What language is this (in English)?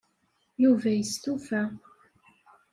Kabyle